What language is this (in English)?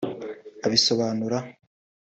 Kinyarwanda